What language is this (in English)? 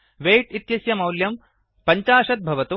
Sanskrit